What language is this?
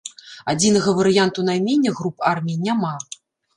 Belarusian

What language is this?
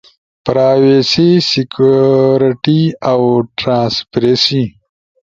Ushojo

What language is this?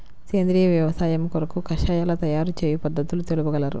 Telugu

